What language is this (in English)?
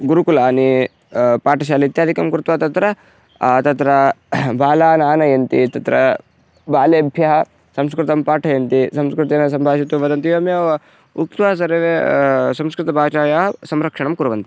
Sanskrit